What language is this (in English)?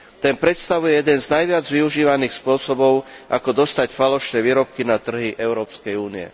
Slovak